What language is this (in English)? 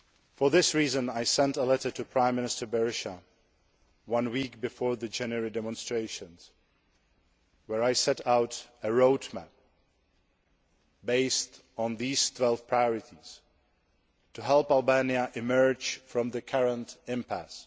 English